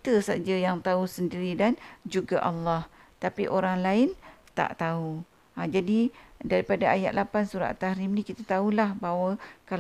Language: Malay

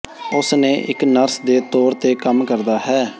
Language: Punjabi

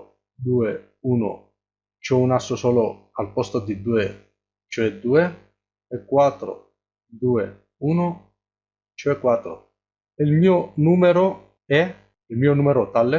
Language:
Italian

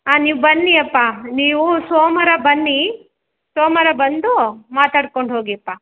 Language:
Kannada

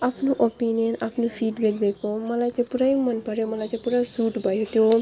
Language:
Nepali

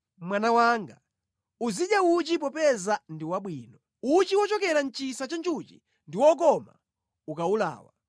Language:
Nyanja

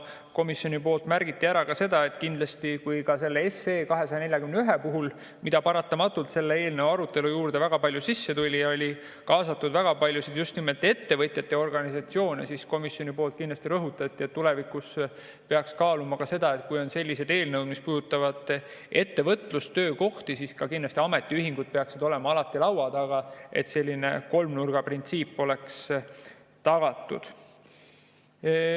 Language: Estonian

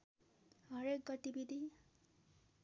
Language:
Nepali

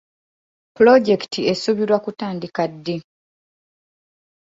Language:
Ganda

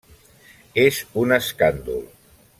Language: Catalan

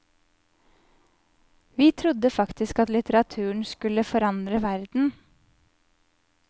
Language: Norwegian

